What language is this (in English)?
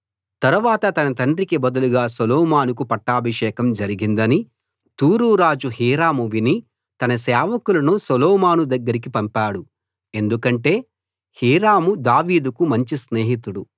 Telugu